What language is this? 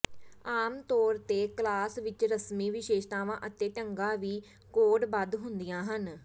Punjabi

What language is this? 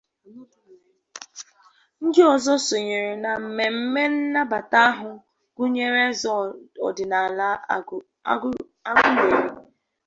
Igbo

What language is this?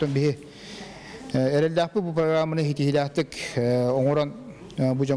Russian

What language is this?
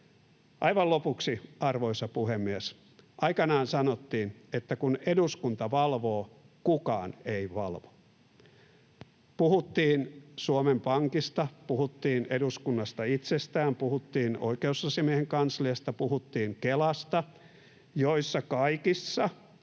Finnish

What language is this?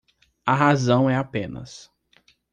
Portuguese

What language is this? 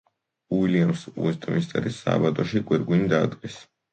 Georgian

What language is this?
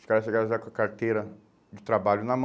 Portuguese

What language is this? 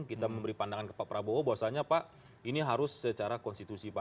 Indonesian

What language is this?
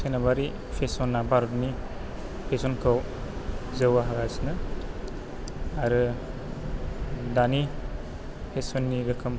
Bodo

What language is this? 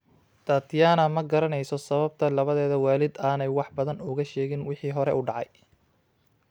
Somali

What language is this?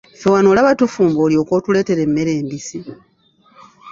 Ganda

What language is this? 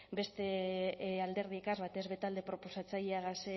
Basque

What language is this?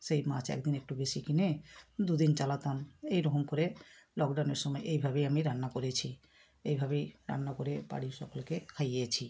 Bangla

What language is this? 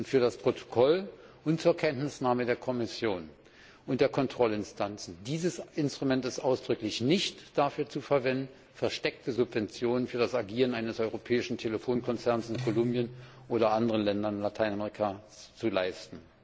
German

